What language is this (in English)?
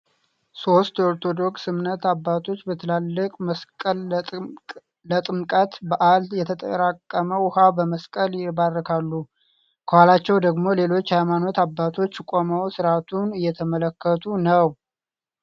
Amharic